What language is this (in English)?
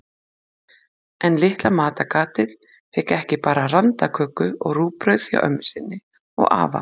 Icelandic